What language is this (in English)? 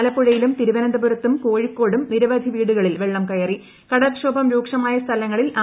Malayalam